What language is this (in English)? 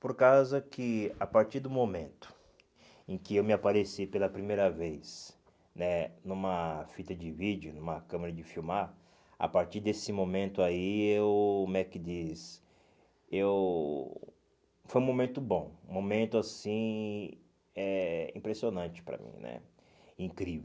Portuguese